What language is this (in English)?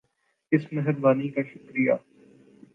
Urdu